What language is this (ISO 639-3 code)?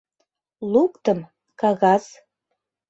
chm